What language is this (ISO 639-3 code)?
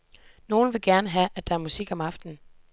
dan